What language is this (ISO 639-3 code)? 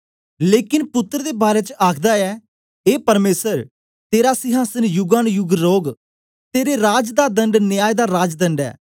doi